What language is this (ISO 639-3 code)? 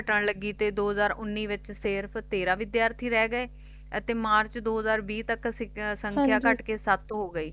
pan